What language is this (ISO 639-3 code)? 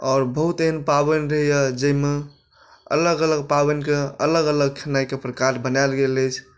mai